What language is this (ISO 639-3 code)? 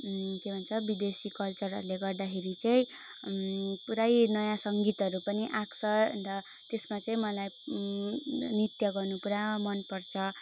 nep